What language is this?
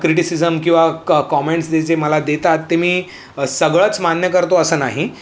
Marathi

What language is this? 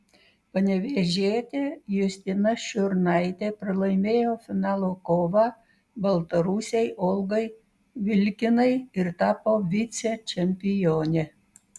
Lithuanian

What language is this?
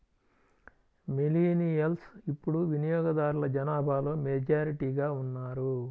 Telugu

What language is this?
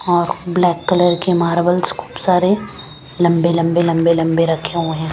Hindi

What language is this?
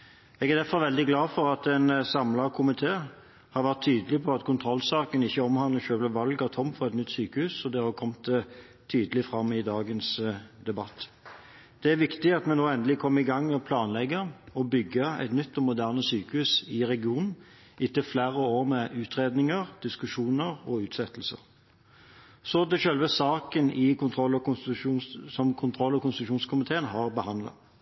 Norwegian Bokmål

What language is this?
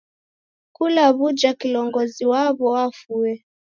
Taita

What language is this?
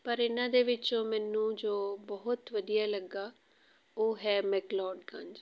Punjabi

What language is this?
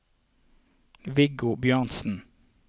Norwegian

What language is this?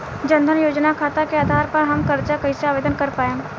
Bhojpuri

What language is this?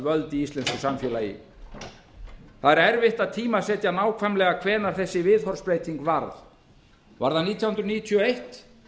Icelandic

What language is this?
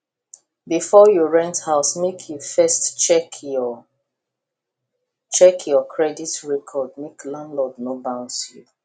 Nigerian Pidgin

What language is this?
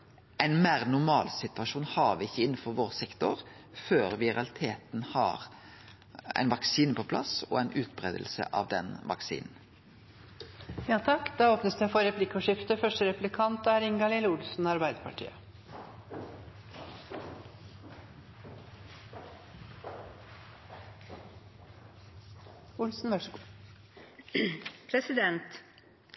Norwegian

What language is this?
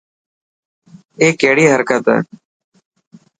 Dhatki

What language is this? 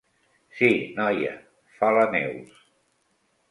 Catalan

